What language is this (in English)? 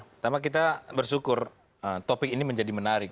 Indonesian